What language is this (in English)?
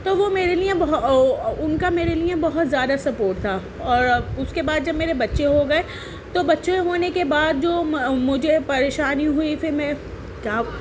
Urdu